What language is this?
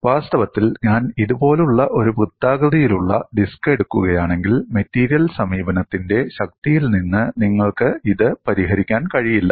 Malayalam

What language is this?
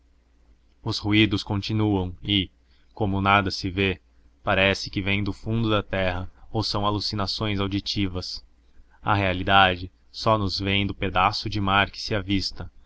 Portuguese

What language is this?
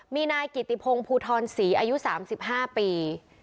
Thai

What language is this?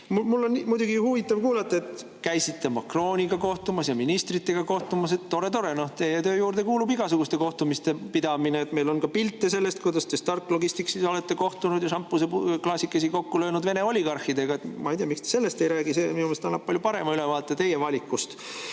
Estonian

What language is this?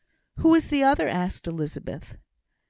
English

